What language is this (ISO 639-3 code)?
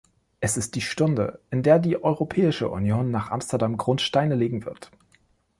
deu